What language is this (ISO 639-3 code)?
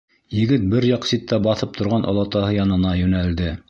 bak